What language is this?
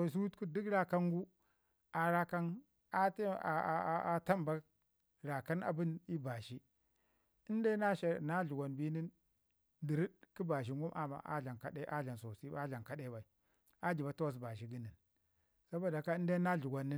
Ngizim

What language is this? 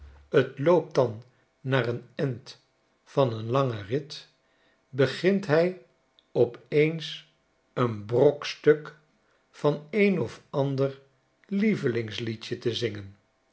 Dutch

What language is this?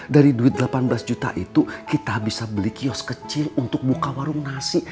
Indonesian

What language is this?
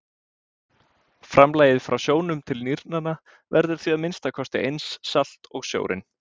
Icelandic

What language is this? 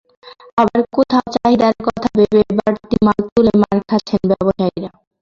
Bangla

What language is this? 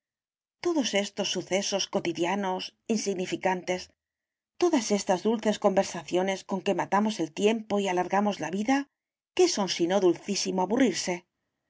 Spanish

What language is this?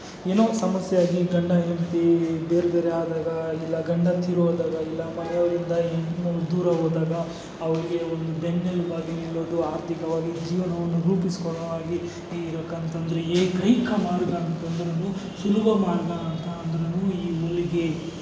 Kannada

